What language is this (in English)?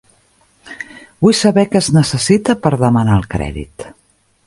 Catalan